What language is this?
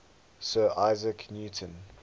English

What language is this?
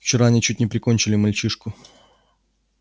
Russian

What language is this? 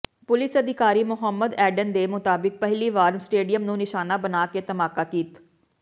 Punjabi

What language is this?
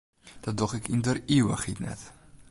Western Frisian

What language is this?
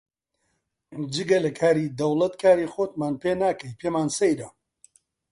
Central Kurdish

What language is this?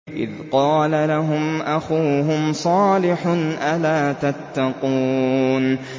Arabic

